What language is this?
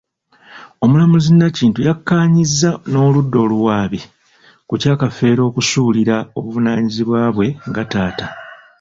Ganda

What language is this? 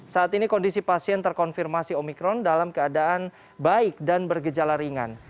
Indonesian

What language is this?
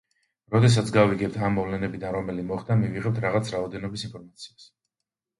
Georgian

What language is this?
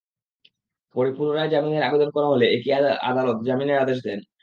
Bangla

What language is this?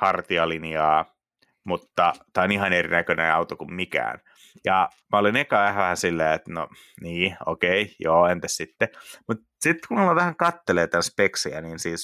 Finnish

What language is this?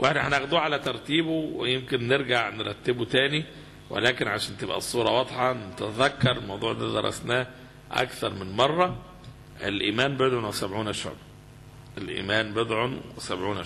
Arabic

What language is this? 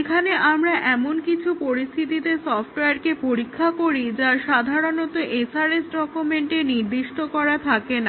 Bangla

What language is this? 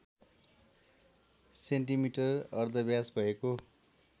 Nepali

